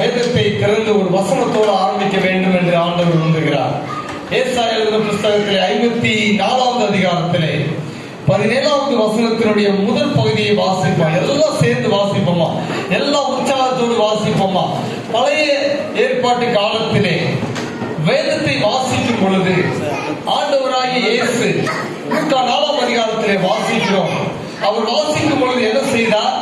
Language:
Tamil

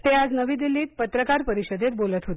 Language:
Marathi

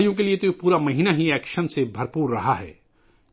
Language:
Urdu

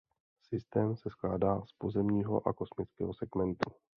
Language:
Czech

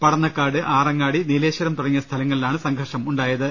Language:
Malayalam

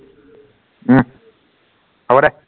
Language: Assamese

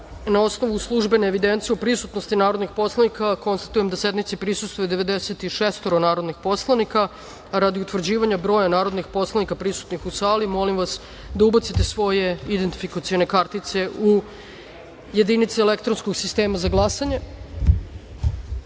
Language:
Serbian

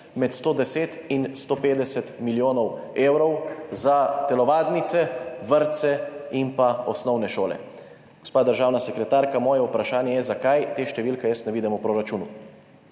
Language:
Slovenian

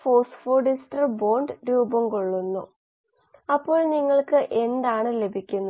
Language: Malayalam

